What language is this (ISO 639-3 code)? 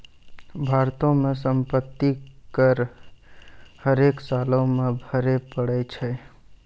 mai